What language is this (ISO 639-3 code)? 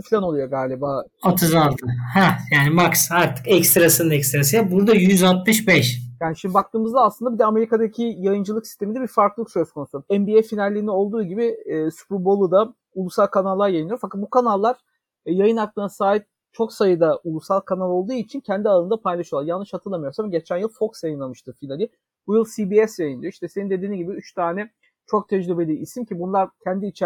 tur